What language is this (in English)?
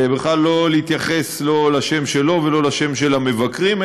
Hebrew